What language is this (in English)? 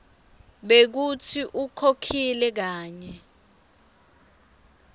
Swati